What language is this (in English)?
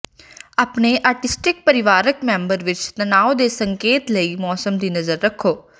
Punjabi